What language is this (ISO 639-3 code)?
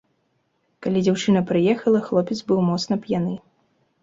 bel